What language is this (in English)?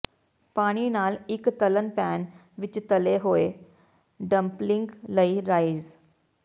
Punjabi